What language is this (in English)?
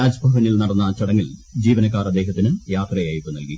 Malayalam